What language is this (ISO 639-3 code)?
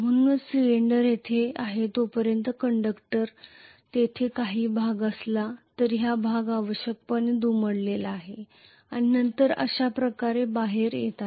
mar